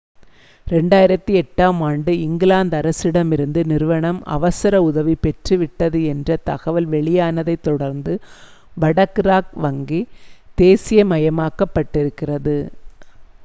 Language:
Tamil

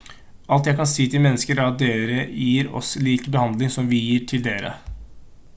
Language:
Norwegian Bokmål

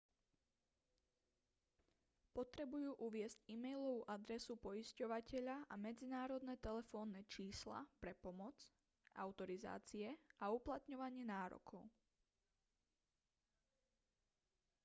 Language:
Slovak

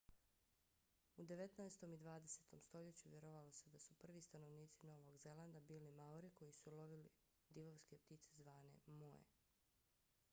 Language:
Bosnian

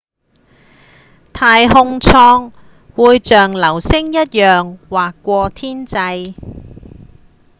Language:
Cantonese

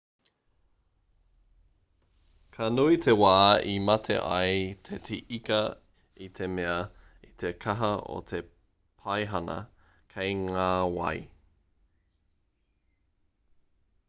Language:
Māori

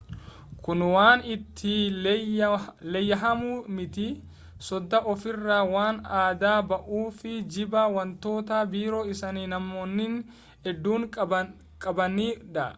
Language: Oromo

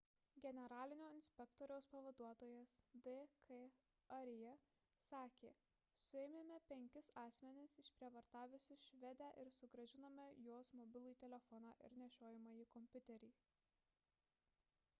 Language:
Lithuanian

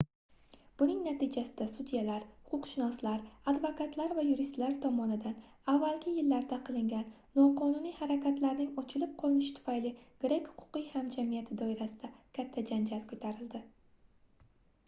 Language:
Uzbek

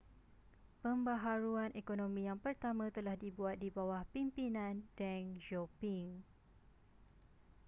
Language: Malay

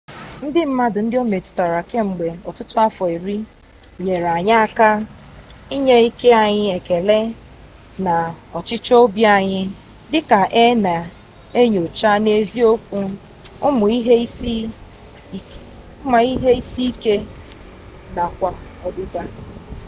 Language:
Igbo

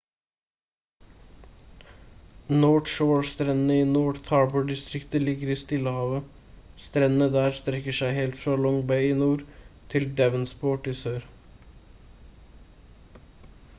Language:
Norwegian Bokmål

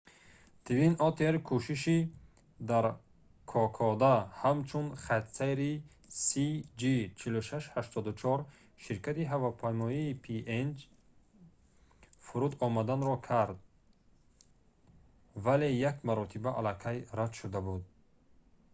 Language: Tajik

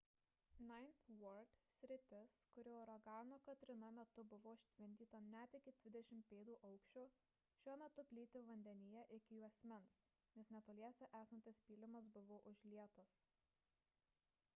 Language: Lithuanian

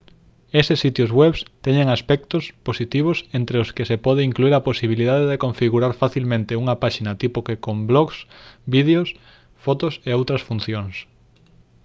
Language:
Galician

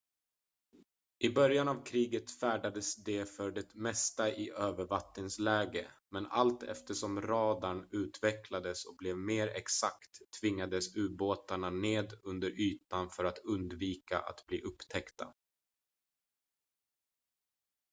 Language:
Swedish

